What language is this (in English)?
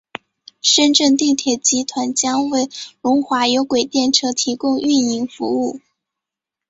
Chinese